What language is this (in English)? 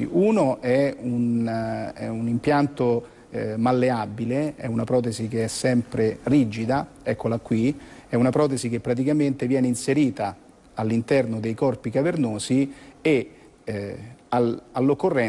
Italian